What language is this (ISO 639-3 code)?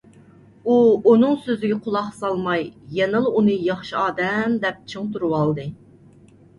uig